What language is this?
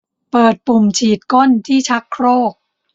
Thai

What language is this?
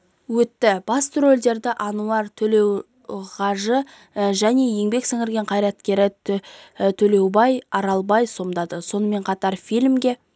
Kazakh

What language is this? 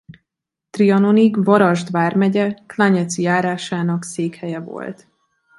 Hungarian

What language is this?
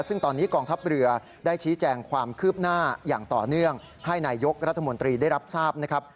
Thai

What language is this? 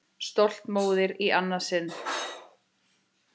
Icelandic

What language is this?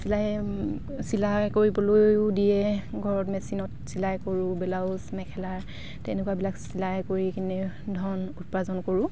Assamese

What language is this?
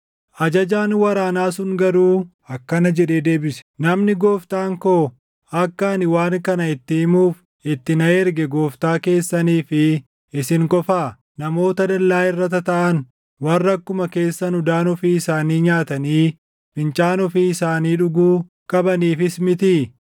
Oromo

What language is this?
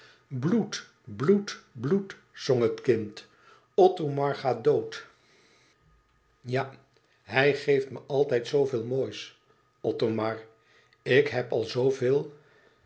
Dutch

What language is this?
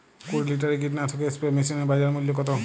Bangla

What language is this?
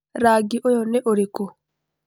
Kikuyu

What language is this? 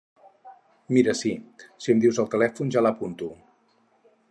Catalan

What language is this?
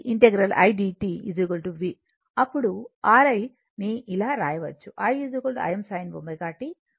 Telugu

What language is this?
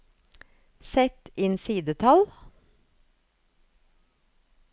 Norwegian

